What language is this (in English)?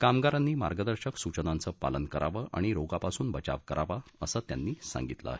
Marathi